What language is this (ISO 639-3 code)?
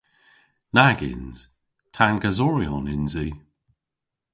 cor